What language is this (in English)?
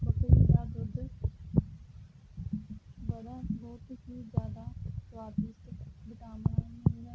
Punjabi